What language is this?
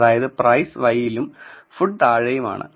Malayalam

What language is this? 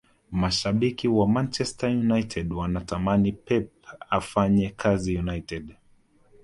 Swahili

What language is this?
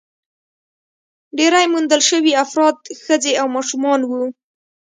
Pashto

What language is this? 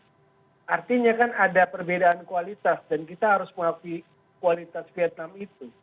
Indonesian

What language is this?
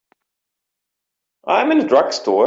English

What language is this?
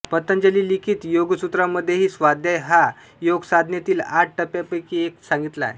Marathi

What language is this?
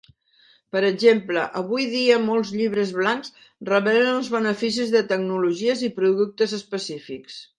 Catalan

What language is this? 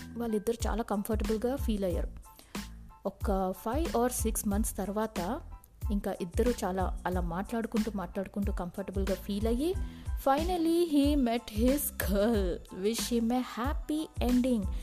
Telugu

